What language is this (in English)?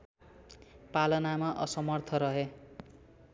Nepali